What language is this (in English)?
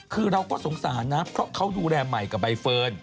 Thai